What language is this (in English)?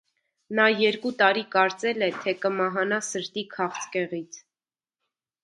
Armenian